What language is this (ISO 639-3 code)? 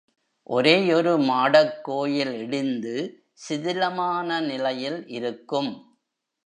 tam